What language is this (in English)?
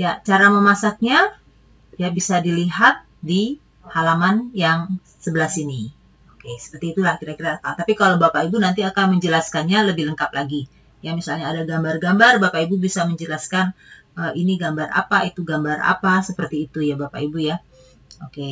Indonesian